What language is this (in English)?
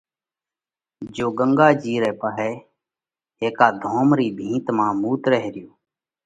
Parkari Koli